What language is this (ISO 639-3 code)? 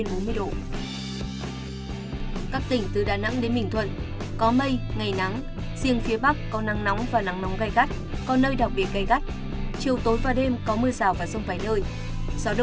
vie